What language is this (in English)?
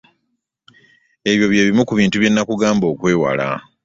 Ganda